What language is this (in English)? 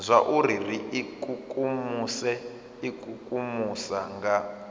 Venda